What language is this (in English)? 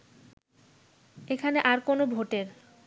Bangla